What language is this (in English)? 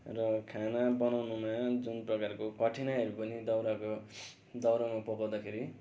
Nepali